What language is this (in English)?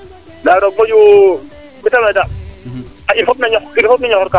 Serer